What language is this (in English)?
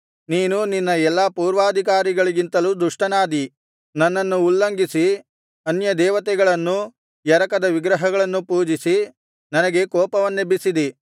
Kannada